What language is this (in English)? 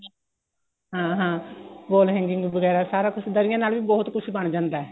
Punjabi